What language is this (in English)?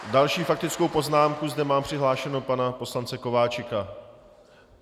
Czech